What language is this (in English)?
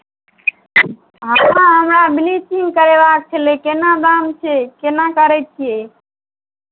Maithili